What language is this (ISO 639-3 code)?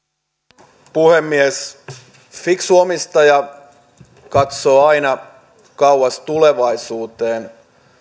fin